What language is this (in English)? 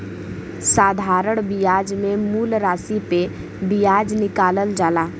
Bhojpuri